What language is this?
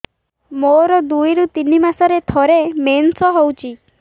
Odia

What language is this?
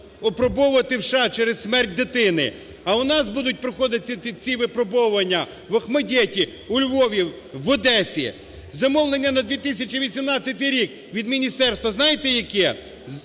Ukrainian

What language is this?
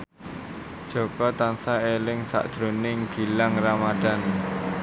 Javanese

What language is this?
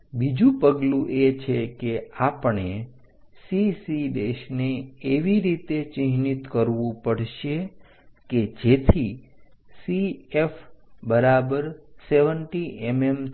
Gujarati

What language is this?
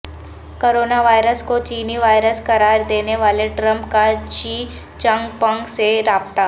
Urdu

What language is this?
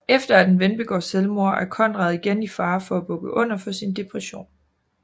Danish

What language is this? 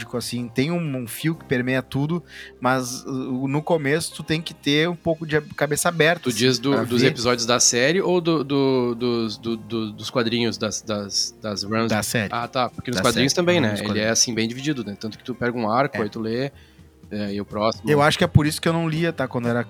Portuguese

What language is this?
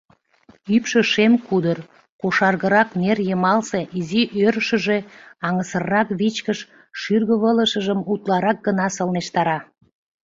Mari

